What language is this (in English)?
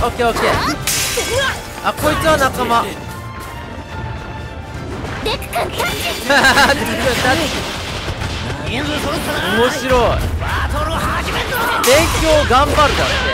Japanese